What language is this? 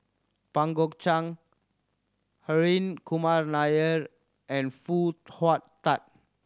English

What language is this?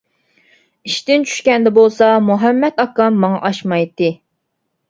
Uyghur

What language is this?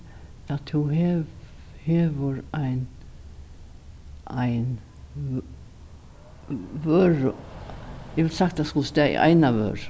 Faroese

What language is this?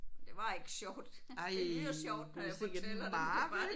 Danish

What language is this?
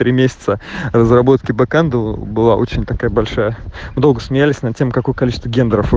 Russian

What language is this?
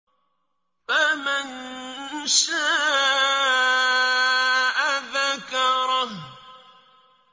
Arabic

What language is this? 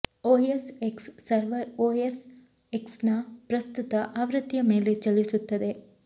Kannada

